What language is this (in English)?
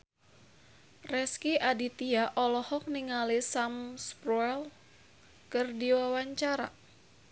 Sundanese